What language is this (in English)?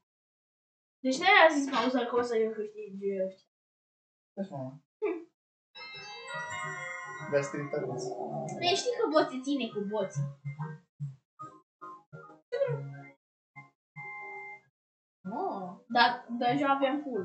Romanian